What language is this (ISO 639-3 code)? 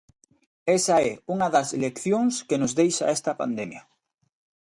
glg